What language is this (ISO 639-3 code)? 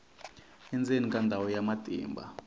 tso